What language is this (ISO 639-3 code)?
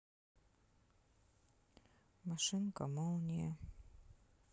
rus